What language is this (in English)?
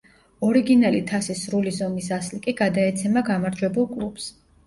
Georgian